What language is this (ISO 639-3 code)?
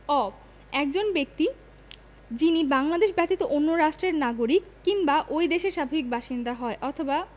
ben